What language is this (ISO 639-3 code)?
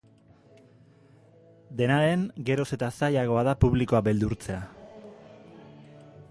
eus